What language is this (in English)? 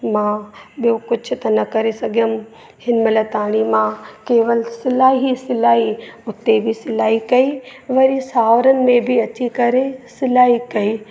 Sindhi